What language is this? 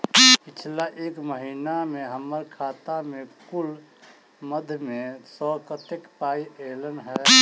Maithili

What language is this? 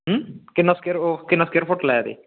Dogri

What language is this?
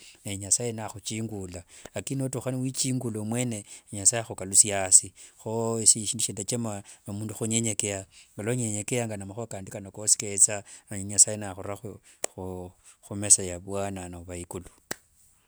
Wanga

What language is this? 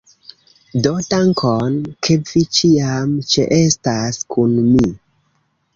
Esperanto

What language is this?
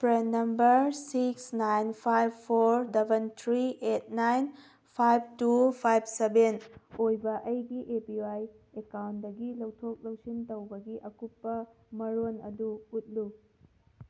Manipuri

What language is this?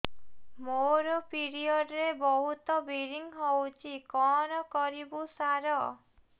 Odia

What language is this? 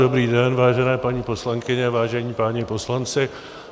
Czech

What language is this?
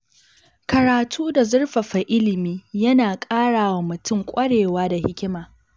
Hausa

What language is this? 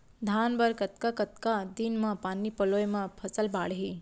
Chhattisgarhi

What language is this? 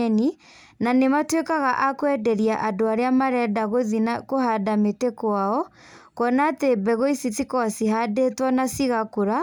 Kikuyu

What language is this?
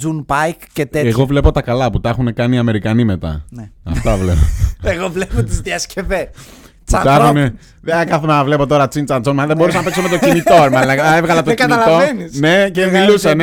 Greek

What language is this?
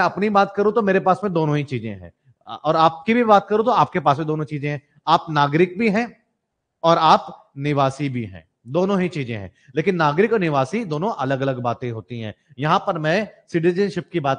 Hindi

